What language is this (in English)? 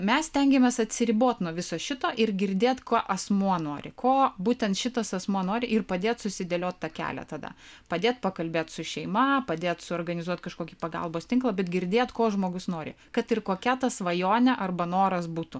Lithuanian